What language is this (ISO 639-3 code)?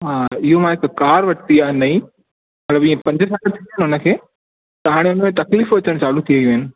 snd